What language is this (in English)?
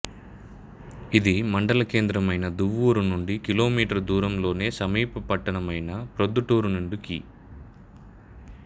Telugu